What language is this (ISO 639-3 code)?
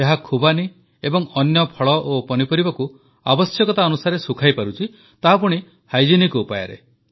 ori